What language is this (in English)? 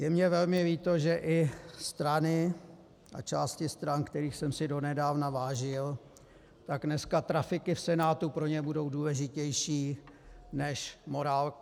Czech